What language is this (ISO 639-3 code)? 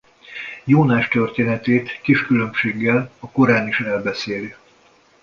hun